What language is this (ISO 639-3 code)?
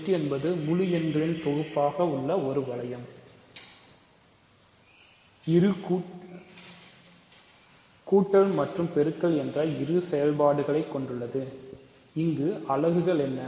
tam